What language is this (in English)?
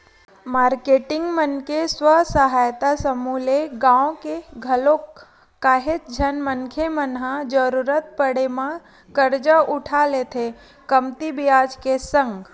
Chhattisgarhi